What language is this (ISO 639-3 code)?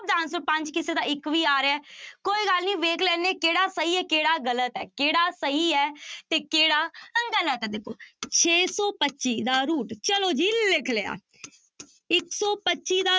pan